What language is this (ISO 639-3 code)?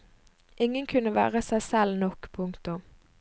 nor